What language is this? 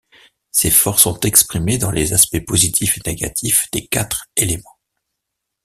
French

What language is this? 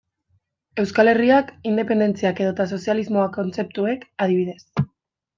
Basque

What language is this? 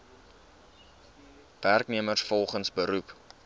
Afrikaans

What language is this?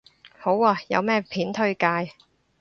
Cantonese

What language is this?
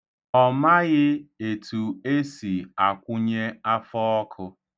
Igbo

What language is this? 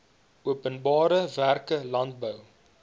Afrikaans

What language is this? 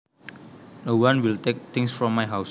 Javanese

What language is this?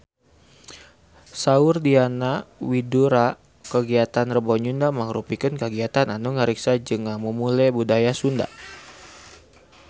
Sundanese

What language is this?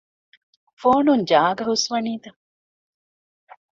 Divehi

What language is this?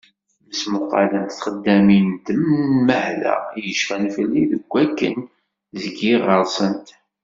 Kabyle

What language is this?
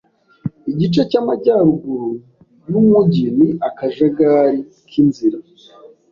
Kinyarwanda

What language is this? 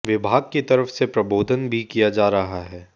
Hindi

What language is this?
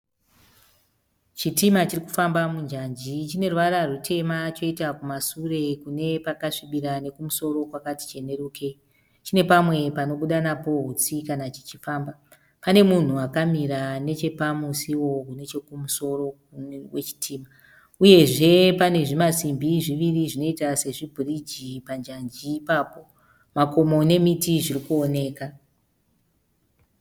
Shona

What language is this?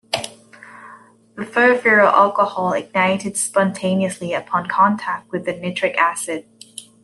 English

